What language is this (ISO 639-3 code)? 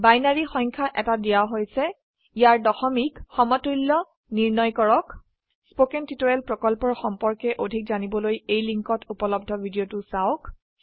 asm